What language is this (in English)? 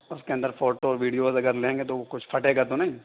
Urdu